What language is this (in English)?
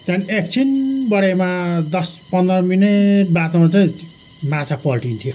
Nepali